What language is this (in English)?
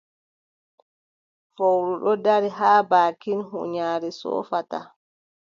Adamawa Fulfulde